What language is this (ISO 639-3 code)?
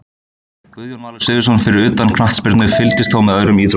isl